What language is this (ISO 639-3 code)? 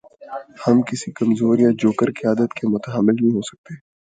urd